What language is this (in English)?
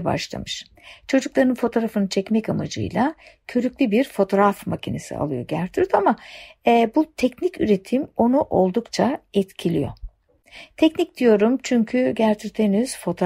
Turkish